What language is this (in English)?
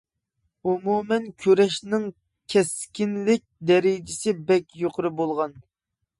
Uyghur